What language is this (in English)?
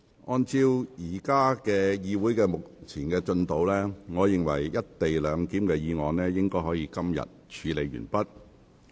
Cantonese